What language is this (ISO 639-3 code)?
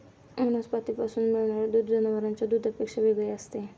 mar